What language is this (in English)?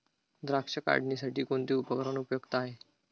Marathi